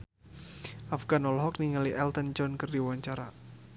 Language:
Sundanese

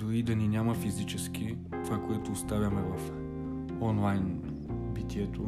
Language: Bulgarian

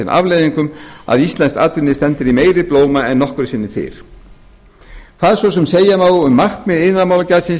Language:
Icelandic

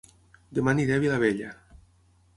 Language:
Catalan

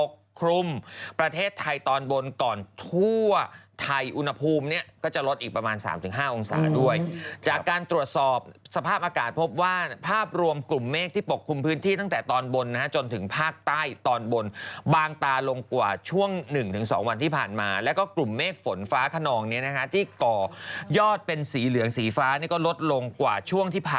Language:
Thai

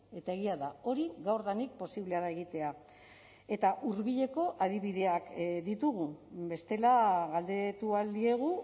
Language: Basque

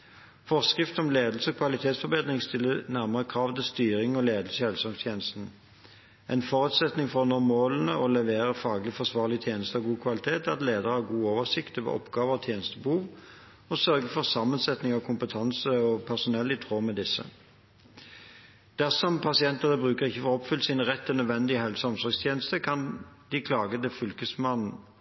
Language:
Norwegian Bokmål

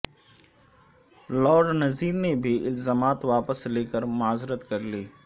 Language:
Urdu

